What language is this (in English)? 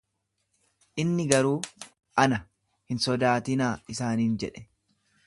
Oromo